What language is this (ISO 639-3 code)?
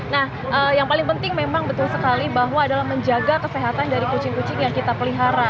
ind